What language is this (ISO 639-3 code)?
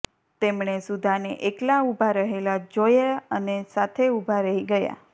guj